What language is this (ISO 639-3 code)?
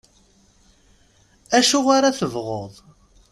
kab